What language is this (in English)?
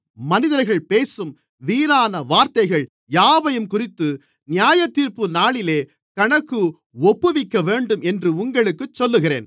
Tamil